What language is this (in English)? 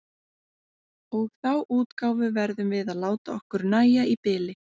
Icelandic